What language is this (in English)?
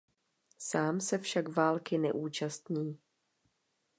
Czech